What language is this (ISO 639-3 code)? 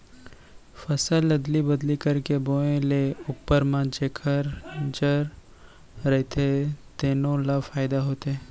hne